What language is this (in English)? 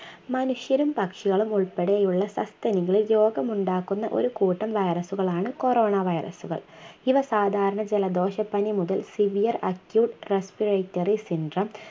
Malayalam